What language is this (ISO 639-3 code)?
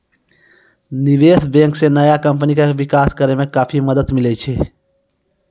mai